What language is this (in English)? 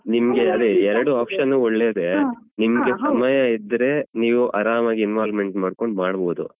Kannada